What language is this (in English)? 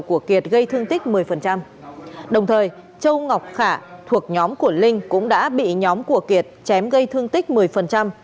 Vietnamese